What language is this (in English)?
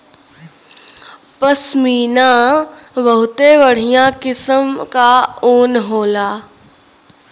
Bhojpuri